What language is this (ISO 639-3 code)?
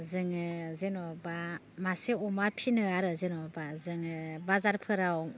brx